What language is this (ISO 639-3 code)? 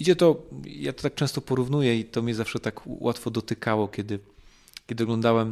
pol